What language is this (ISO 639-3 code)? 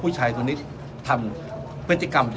tha